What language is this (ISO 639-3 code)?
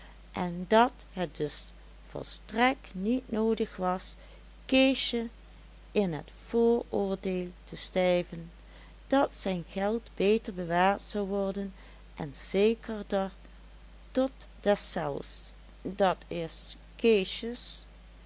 nld